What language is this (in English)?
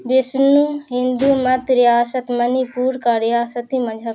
Urdu